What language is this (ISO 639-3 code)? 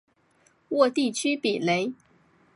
zho